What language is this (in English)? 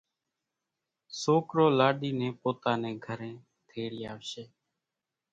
Kachi Koli